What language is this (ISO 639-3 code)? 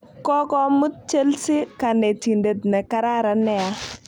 kln